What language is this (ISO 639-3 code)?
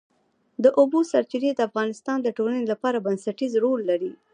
pus